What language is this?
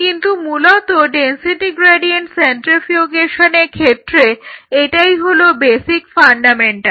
Bangla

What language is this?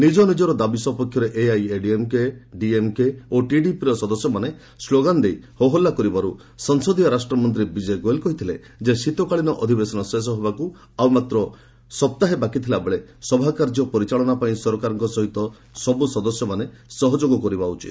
Odia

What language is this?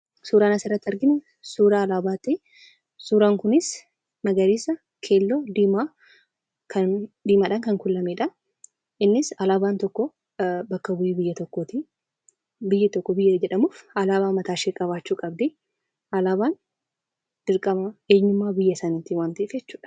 Oromo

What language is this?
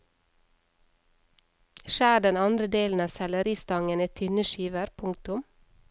Norwegian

